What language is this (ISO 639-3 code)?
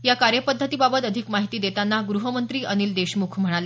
mar